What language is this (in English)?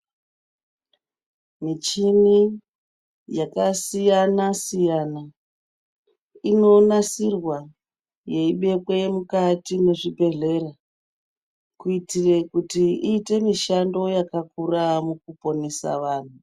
Ndau